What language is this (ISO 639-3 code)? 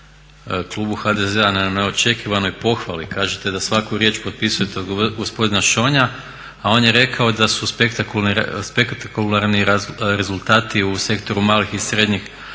hrv